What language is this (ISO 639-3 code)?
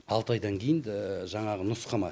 kaz